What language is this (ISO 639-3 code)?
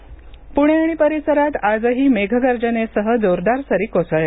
mar